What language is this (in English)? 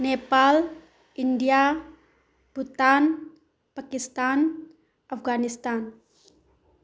Manipuri